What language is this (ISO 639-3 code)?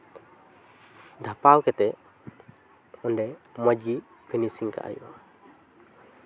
sat